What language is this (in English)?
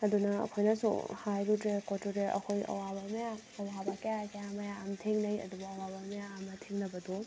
Manipuri